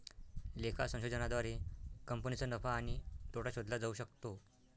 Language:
Marathi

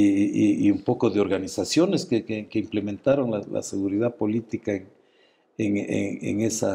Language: Spanish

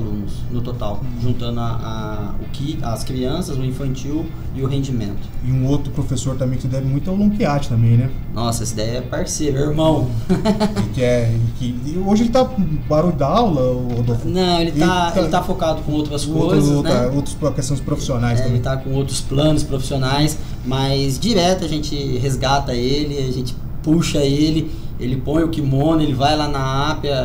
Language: Portuguese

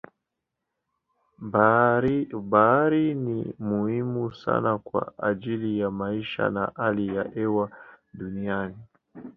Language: Swahili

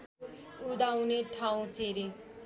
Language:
Nepali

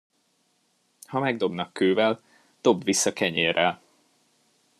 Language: Hungarian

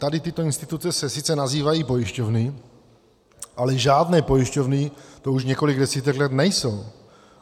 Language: Czech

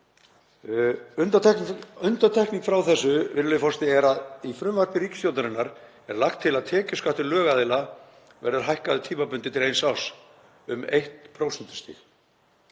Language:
Icelandic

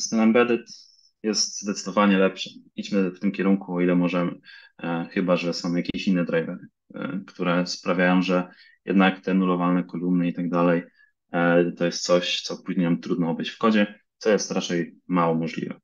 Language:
Polish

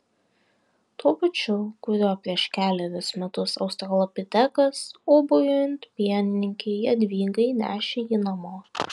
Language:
Lithuanian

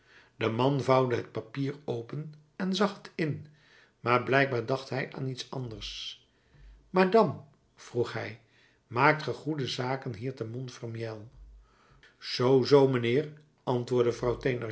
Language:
Dutch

